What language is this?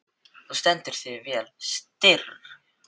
Icelandic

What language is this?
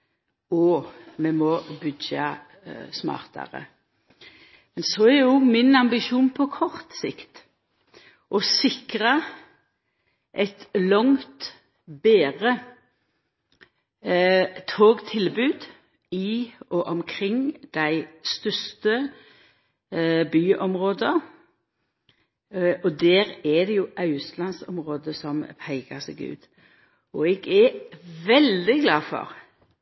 Norwegian Nynorsk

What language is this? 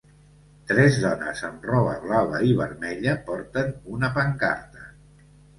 Catalan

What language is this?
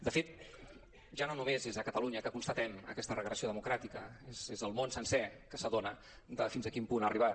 Catalan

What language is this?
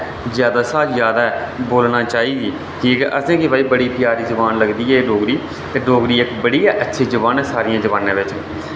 Dogri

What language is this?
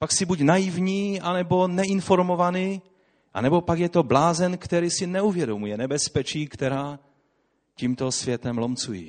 Czech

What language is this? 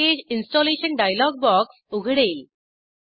Marathi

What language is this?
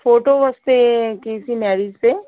Punjabi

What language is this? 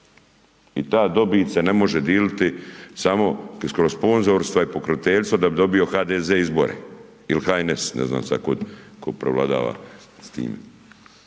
Croatian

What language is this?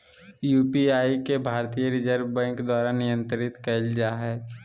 Magahi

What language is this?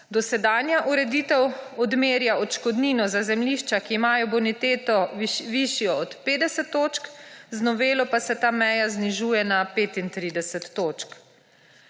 Slovenian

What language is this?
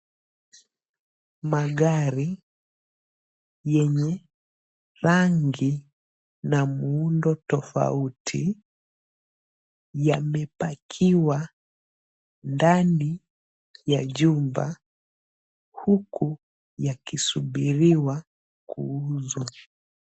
Swahili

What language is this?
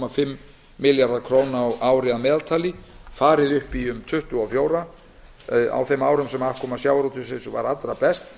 Icelandic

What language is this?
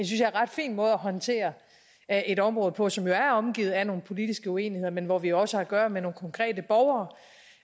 Danish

